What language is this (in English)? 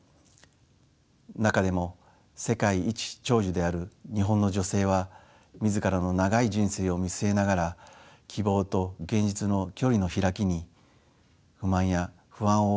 Japanese